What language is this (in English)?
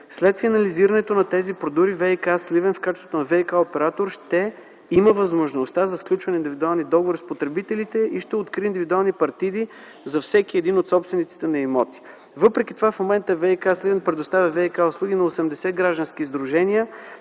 Bulgarian